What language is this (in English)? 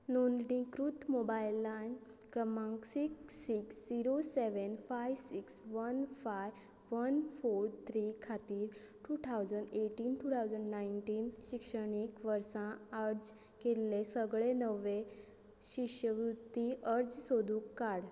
Konkani